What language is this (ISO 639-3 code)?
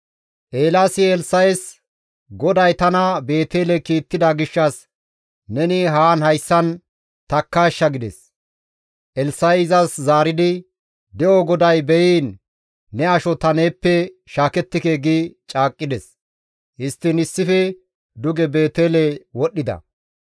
gmv